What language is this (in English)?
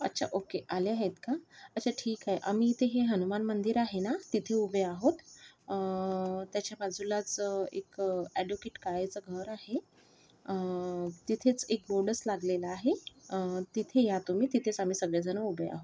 Marathi